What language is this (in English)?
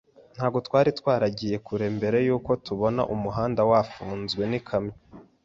Kinyarwanda